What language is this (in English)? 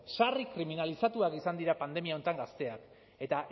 Basque